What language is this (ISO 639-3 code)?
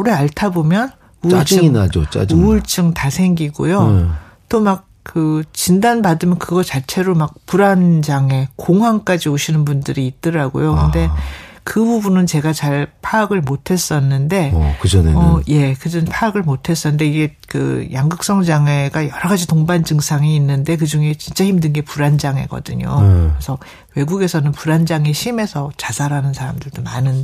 kor